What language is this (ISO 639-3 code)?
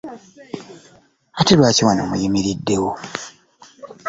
lug